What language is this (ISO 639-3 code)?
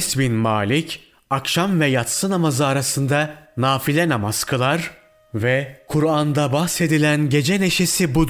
tur